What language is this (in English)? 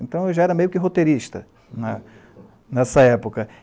Portuguese